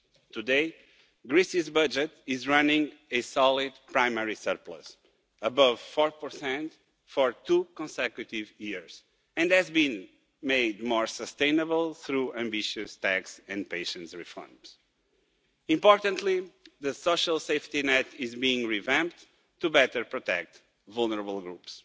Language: English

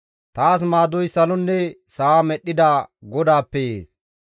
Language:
Gamo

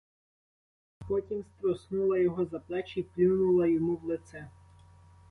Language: Ukrainian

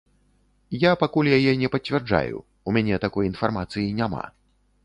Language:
Belarusian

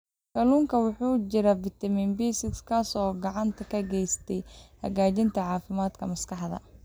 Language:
Somali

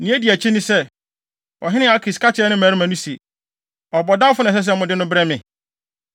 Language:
Akan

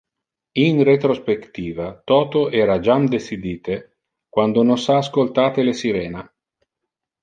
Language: Interlingua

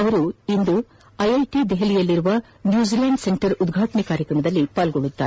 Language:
Kannada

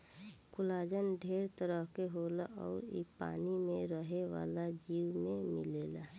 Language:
Bhojpuri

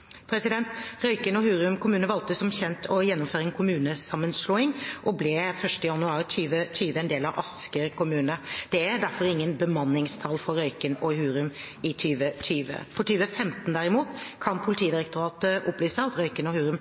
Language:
Norwegian Bokmål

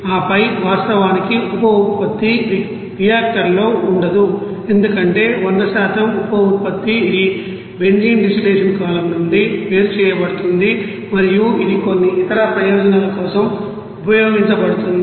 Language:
Telugu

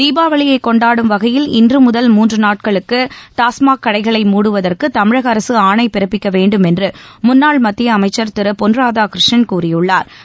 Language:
Tamil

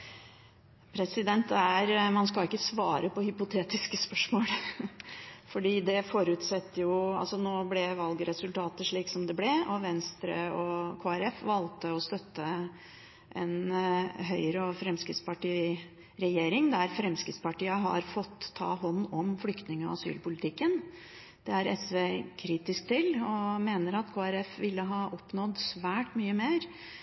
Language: Norwegian Bokmål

